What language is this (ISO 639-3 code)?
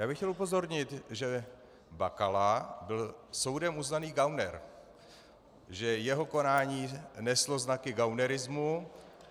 ces